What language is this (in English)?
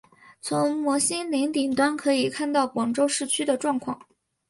Chinese